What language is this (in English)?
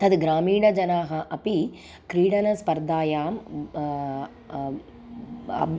Sanskrit